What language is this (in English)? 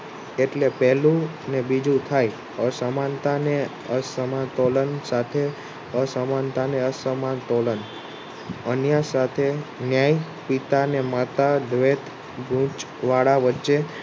Gujarati